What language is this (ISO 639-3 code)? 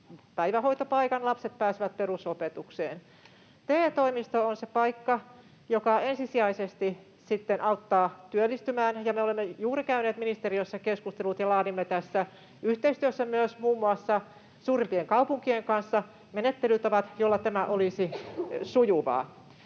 fin